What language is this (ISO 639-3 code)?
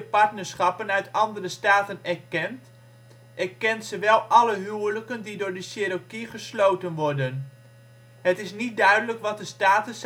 nld